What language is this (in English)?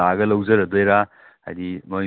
Manipuri